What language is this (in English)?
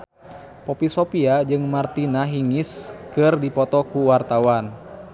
Sundanese